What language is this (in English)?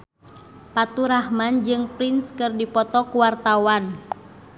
Sundanese